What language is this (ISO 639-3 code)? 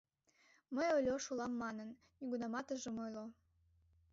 chm